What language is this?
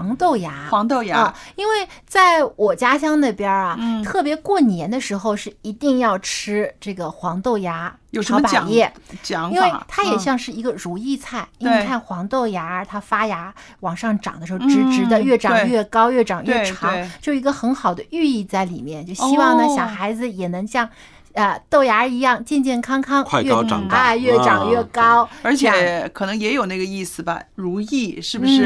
Chinese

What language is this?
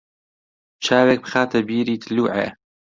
Central Kurdish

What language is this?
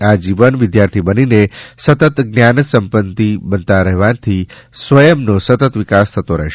Gujarati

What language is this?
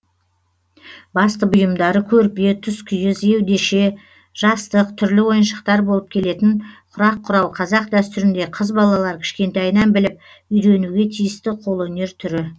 Kazakh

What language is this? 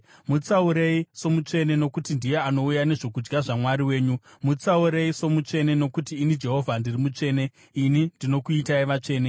Shona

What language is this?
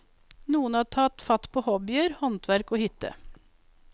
Norwegian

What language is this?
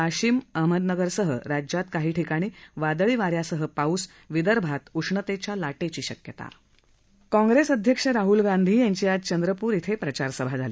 Marathi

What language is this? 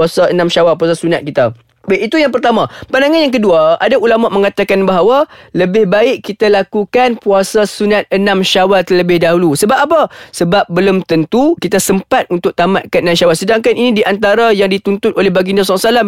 Malay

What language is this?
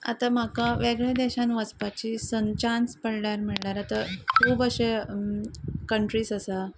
Konkani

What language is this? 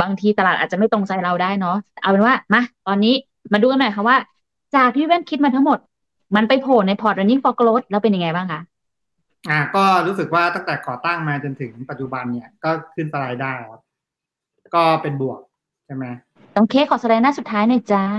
Thai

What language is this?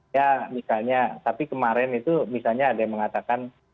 Indonesian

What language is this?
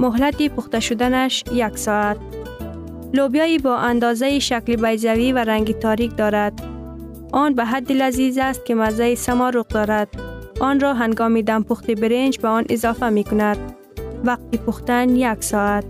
Persian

